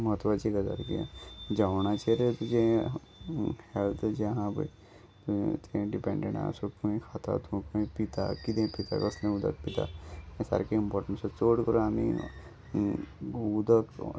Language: Konkani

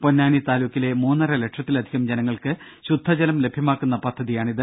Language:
Malayalam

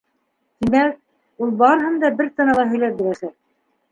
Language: Bashkir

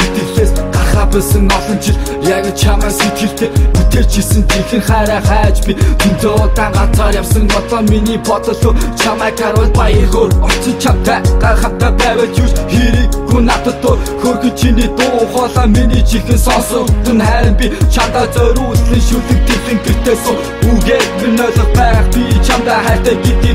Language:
Turkish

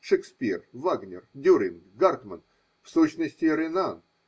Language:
Russian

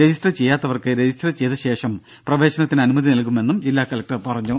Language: Malayalam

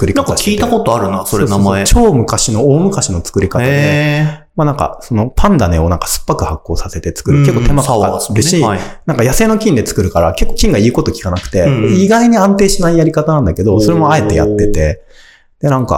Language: Japanese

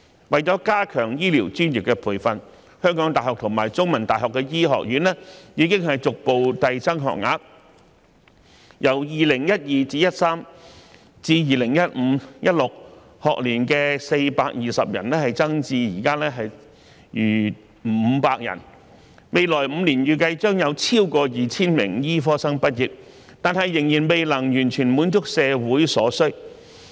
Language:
Cantonese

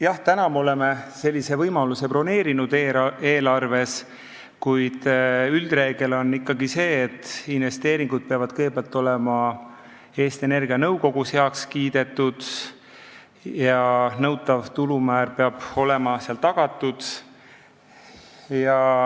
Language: Estonian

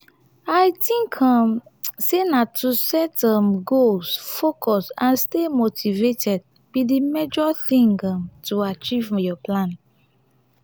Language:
Nigerian Pidgin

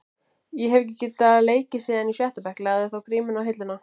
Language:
Icelandic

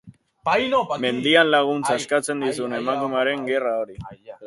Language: Basque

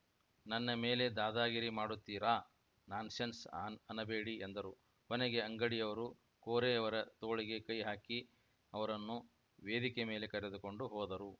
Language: Kannada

